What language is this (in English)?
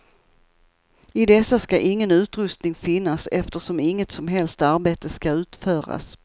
Swedish